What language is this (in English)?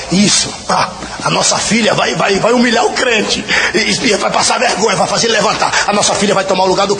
Portuguese